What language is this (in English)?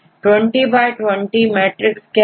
Hindi